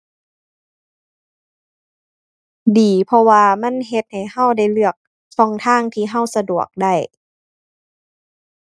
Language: Thai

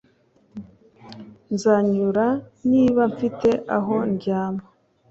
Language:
Kinyarwanda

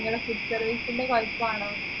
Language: Malayalam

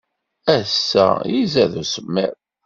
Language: Kabyle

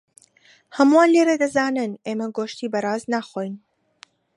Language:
Central Kurdish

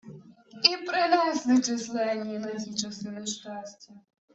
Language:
Ukrainian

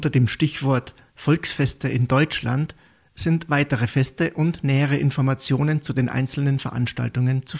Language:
German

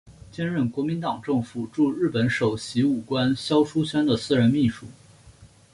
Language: Chinese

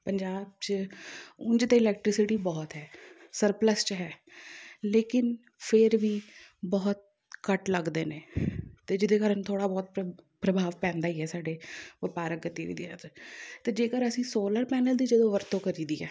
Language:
Punjabi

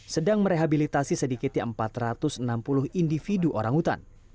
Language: Indonesian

